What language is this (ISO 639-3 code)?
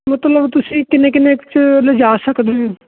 pan